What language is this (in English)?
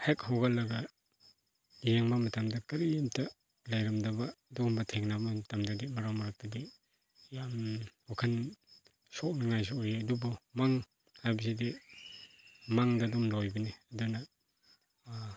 Manipuri